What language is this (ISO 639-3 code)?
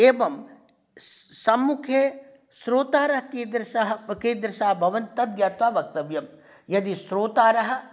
san